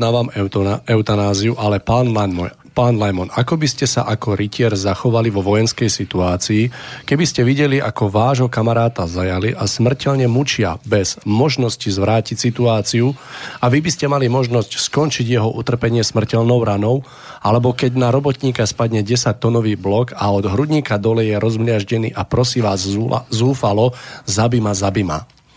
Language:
Slovak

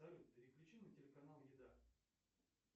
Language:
Russian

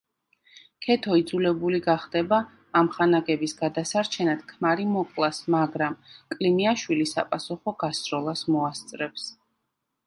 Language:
Georgian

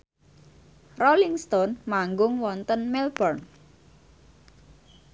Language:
Javanese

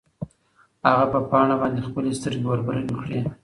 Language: Pashto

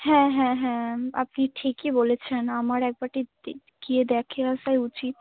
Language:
Bangla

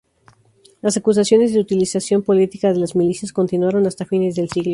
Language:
Spanish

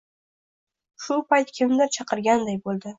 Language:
Uzbek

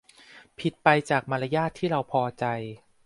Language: Thai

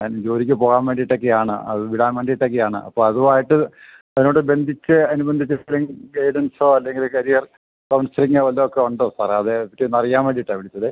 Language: Malayalam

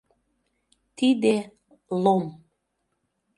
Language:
Mari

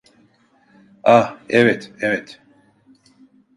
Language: Turkish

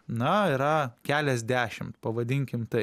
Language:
Lithuanian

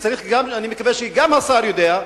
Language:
Hebrew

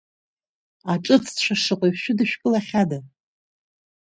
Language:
Abkhazian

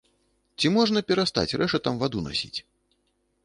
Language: Belarusian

